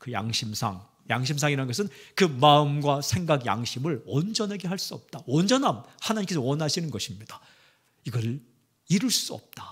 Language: Korean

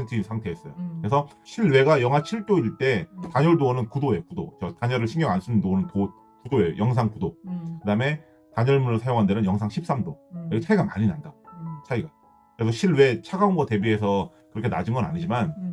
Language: Korean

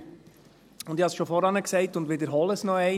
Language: Swiss German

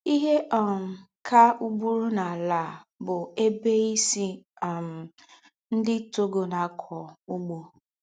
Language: Igbo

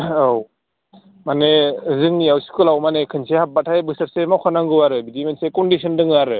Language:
Bodo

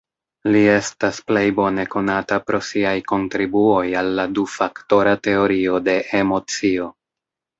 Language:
Esperanto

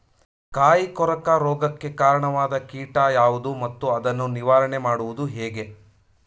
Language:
Kannada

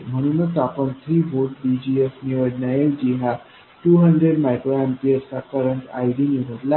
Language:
Marathi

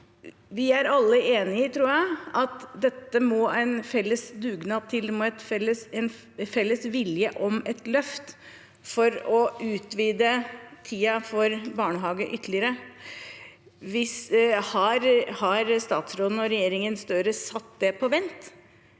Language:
Norwegian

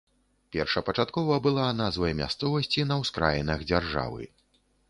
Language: Belarusian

